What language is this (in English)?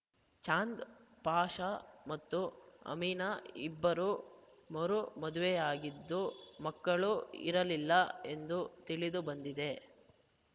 Kannada